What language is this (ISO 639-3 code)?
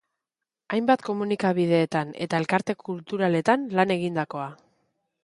eus